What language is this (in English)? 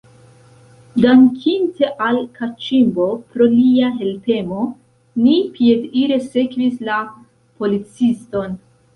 Esperanto